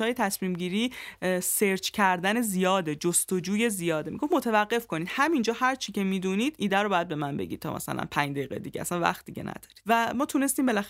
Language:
Persian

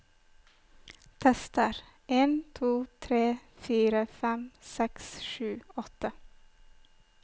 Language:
Norwegian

